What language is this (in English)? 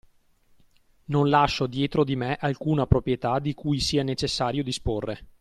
Italian